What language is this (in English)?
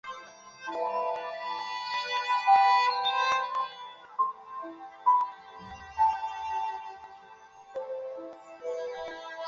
Chinese